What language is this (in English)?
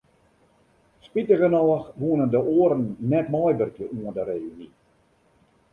Western Frisian